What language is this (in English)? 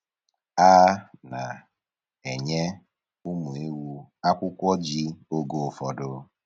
Igbo